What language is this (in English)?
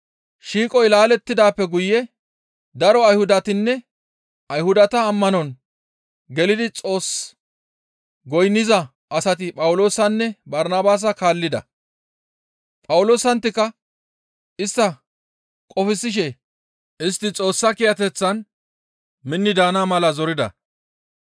Gamo